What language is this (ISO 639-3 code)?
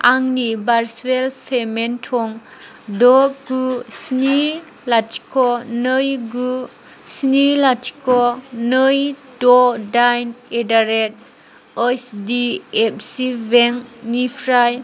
brx